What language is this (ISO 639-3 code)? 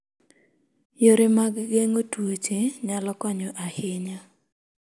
luo